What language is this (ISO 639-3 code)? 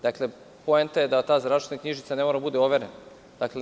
srp